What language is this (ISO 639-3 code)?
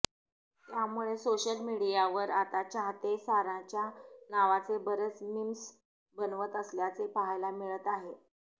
mar